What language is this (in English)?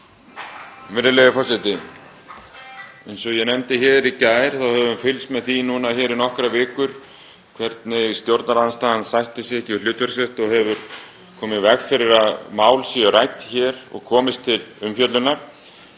Icelandic